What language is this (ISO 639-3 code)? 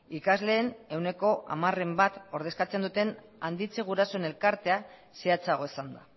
eus